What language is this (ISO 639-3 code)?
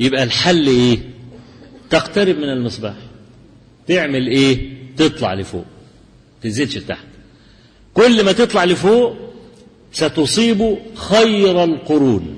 ara